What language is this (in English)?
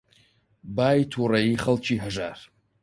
Central Kurdish